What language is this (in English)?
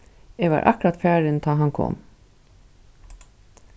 Faroese